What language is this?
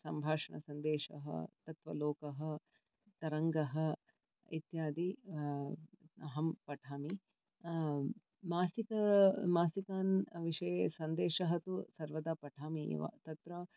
Sanskrit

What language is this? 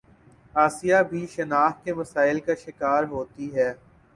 Urdu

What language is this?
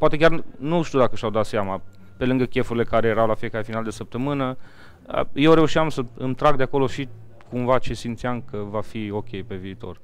Romanian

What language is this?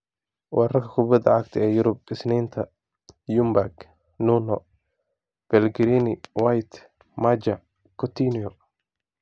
Somali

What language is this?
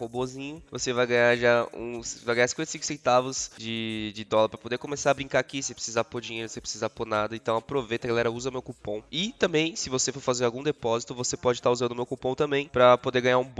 Portuguese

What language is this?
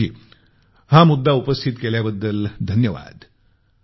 Marathi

